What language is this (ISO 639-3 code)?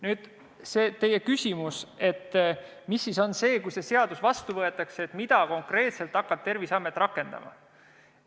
est